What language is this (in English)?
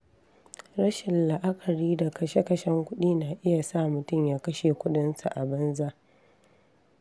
Hausa